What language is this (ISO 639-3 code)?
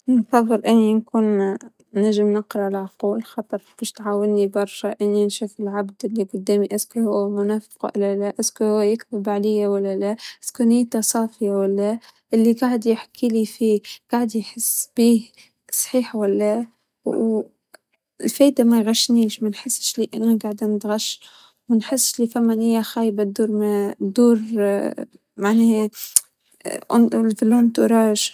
aeb